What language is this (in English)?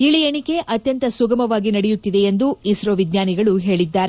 Kannada